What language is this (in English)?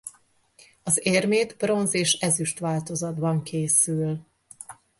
Hungarian